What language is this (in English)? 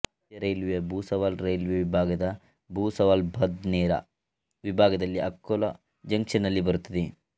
Kannada